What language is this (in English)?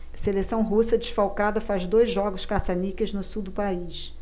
Portuguese